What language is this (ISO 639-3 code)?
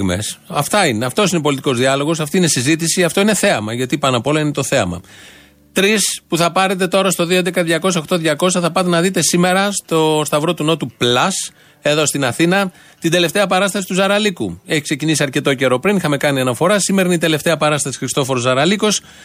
ell